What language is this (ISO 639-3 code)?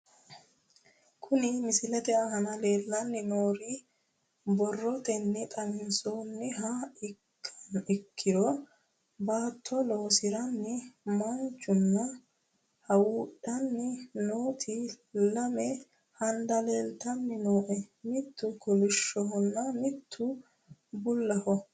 sid